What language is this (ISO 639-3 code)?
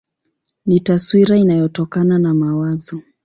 swa